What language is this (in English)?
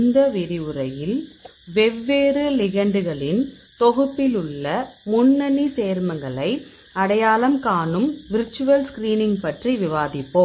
Tamil